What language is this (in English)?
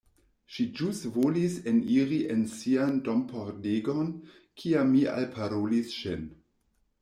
Esperanto